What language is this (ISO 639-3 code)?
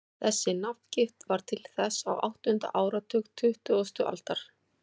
isl